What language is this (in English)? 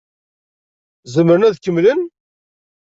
Kabyle